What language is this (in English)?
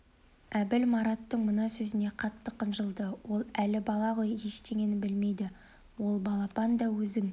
Kazakh